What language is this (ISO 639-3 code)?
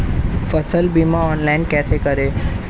hin